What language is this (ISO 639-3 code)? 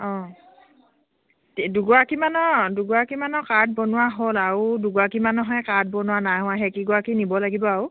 asm